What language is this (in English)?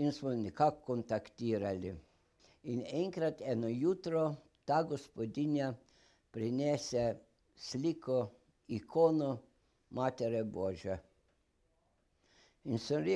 Russian